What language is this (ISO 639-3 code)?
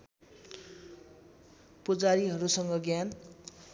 nep